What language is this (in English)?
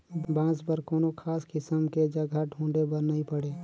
Chhattisgarhi